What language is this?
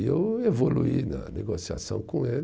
Portuguese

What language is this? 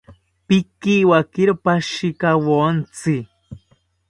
South Ucayali Ashéninka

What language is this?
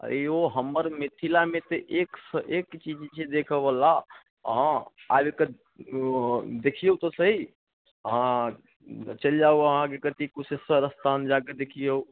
Maithili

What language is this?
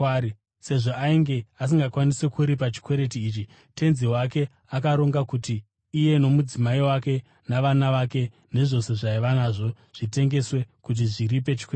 Shona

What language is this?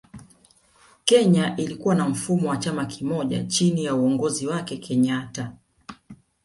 Swahili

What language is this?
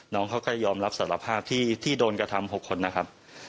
Thai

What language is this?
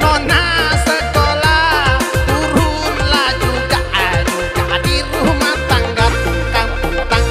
Indonesian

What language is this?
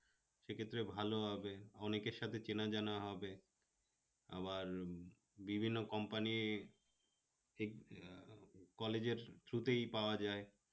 Bangla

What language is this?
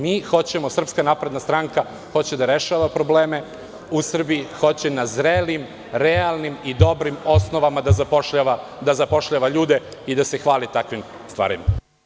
Serbian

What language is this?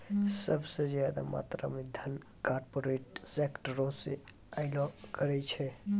Maithili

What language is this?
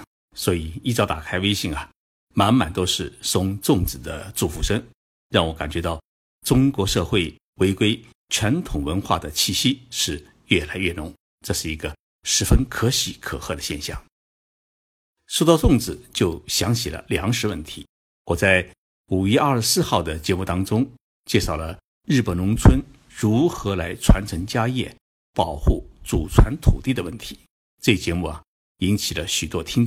Chinese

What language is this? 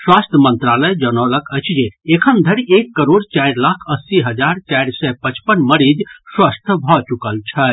Maithili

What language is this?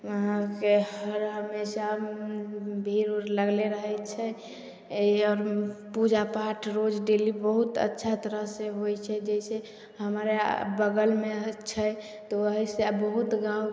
Maithili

